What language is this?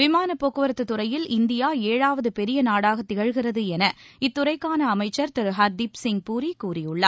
Tamil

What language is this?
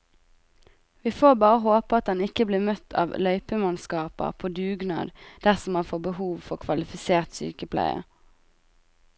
Norwegian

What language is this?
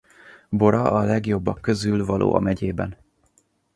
Hungarian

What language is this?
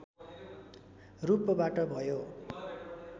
Nepali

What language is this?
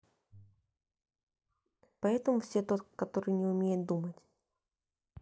Russian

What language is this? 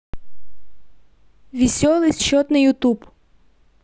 Russian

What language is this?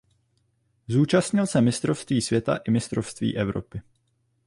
Czech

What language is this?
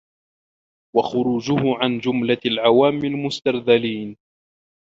Arabic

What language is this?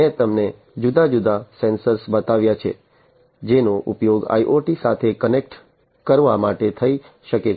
Gujarati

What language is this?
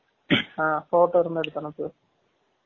Tamil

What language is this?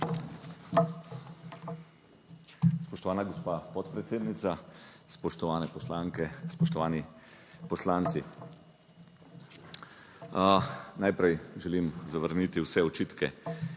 Slovenian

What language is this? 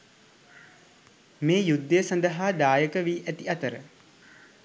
Sinhala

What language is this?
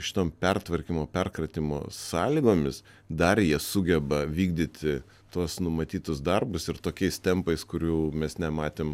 Lithuanian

